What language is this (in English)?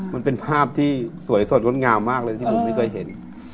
Thai